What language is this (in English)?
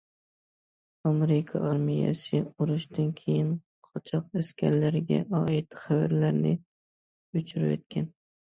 Uyghur